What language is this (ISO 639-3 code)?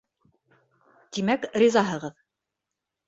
bak